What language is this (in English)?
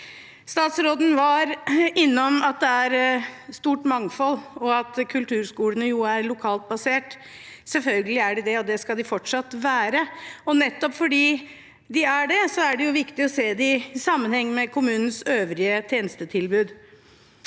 Norwegian